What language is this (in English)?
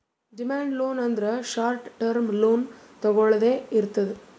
Kannada